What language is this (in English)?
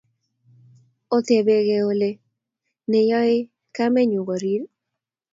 Kalenjin